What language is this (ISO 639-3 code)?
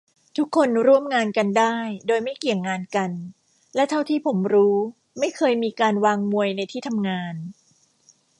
tha